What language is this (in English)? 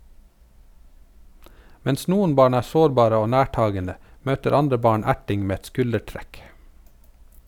Norwegian